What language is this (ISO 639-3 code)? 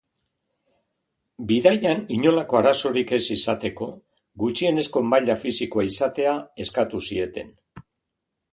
eus